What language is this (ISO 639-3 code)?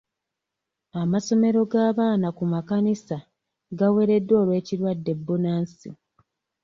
lug